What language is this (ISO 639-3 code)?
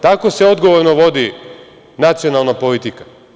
srp